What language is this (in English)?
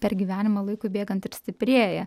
Lithuanian